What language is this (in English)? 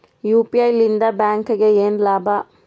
Kannada